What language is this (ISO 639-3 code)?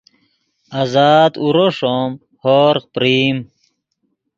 ydg